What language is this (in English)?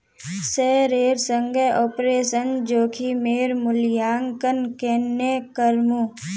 Magahi